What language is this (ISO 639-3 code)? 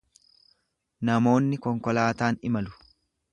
orm